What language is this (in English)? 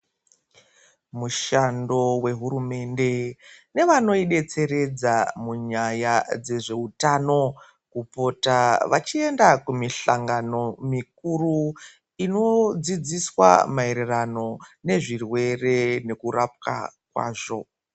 Ndau